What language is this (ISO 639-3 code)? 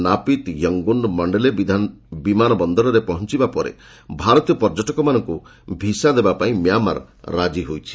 ori